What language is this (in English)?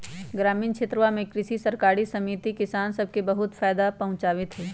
Magahi